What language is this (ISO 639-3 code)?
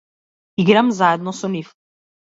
mkd